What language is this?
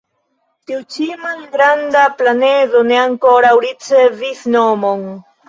Esperanto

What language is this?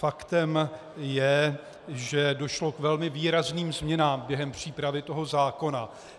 Czech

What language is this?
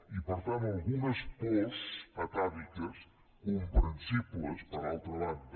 Catalan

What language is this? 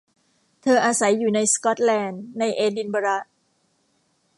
Thai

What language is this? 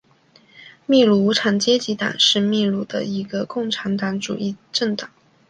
Chinese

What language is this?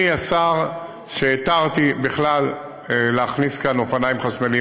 Hebrew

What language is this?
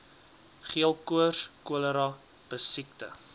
Afrikaans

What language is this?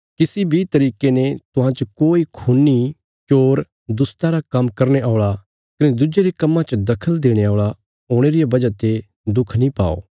Bilaspuri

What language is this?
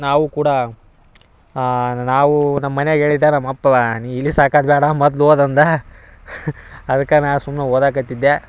Kannada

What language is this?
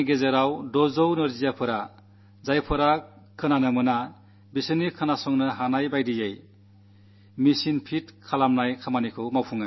Malayalam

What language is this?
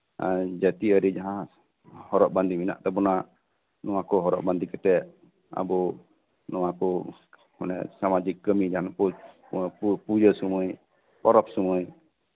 Santali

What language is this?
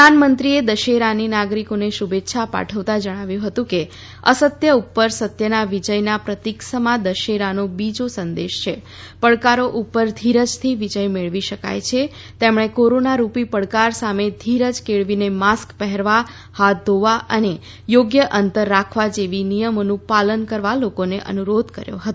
Gujarati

